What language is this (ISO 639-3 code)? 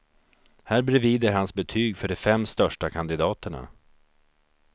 swe